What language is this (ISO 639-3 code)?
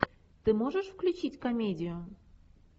rus